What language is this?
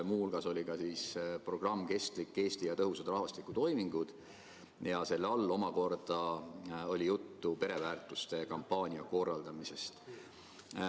Estonian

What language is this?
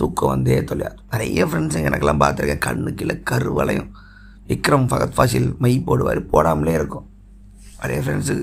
Tamil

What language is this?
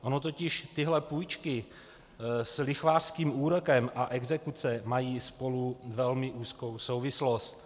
Czech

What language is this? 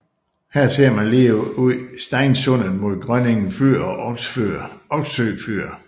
Danish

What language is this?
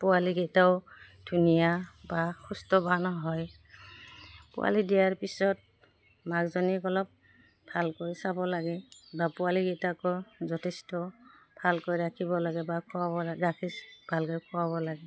Assamese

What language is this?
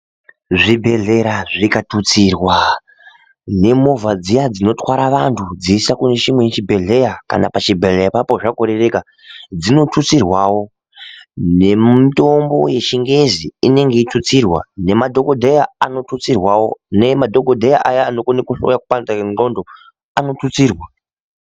Ndau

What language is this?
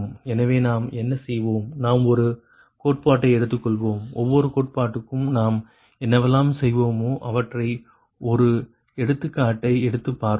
Tamil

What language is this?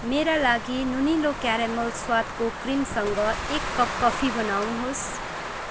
Nepali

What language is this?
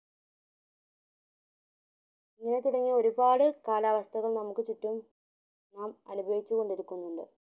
Malayalam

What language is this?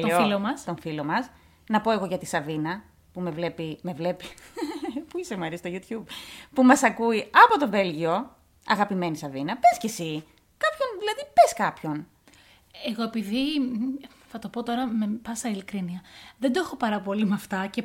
Greek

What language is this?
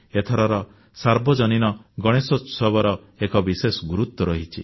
Odia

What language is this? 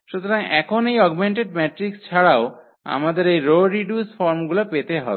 Bangla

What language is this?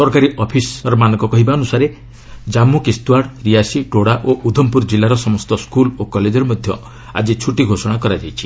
Odia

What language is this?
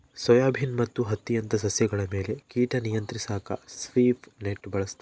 Kannada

